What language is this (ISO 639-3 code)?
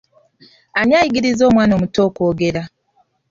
lug